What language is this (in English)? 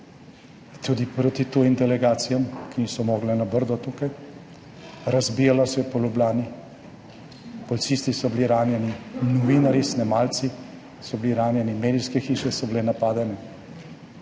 Slovenian